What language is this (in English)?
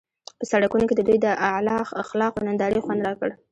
Pashto